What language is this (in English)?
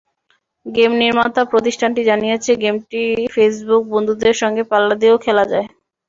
Bangla